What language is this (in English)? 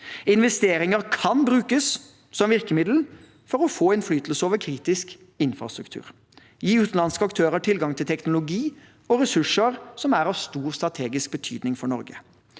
Norwegian